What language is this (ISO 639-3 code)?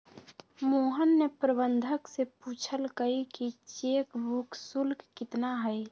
mag